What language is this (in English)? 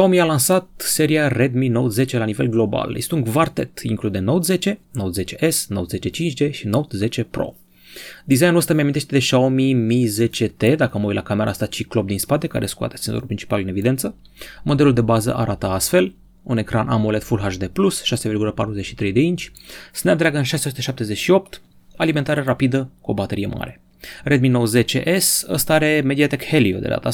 Romanian